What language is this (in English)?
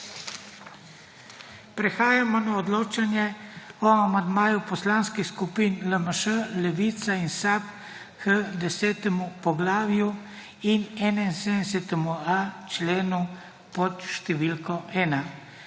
Slovenian